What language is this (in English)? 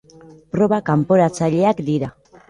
Basque